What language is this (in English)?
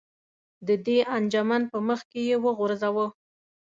Pashto